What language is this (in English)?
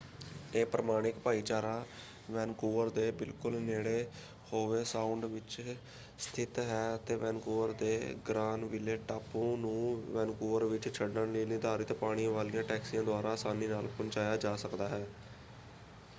Punjabi